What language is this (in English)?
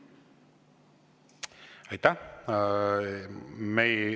Estonian